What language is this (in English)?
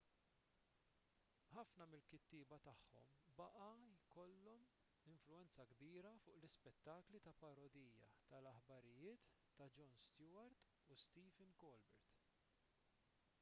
Maltese